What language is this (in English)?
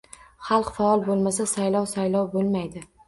Uzbek